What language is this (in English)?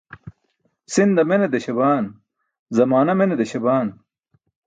Burushaski